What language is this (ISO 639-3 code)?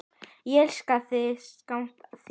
isl